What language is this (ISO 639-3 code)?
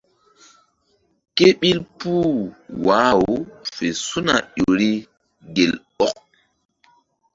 mdd